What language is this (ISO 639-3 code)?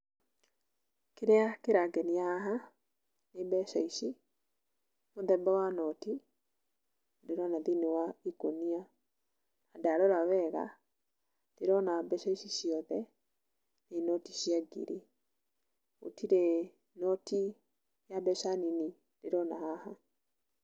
kik